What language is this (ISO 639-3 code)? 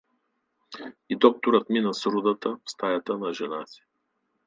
bul